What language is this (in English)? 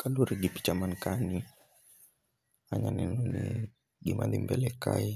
Luo (Kenya and Tanzania)